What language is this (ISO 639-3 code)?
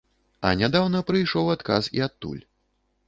bel